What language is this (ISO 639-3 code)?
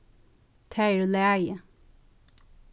fao